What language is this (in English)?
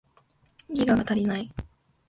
Japanese